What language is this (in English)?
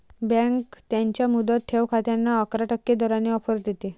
Marathi